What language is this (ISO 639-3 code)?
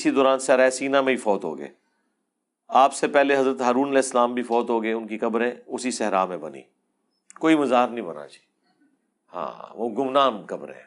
urd